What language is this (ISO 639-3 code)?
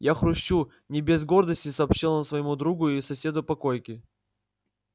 rus